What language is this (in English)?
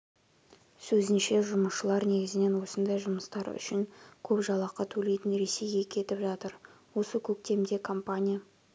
Kazakh